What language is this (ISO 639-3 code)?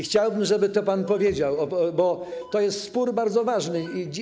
pol